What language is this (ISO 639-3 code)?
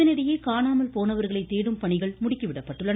tam